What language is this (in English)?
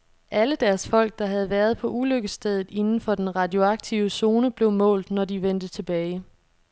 Danish